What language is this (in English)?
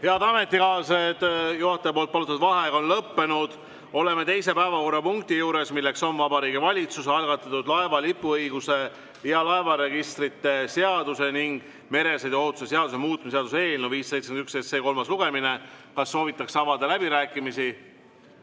Estonian